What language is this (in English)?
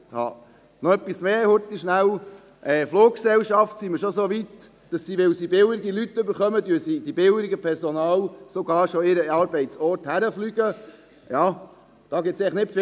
Swiss German